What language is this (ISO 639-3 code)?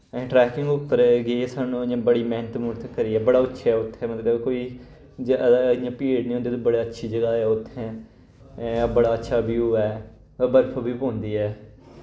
doi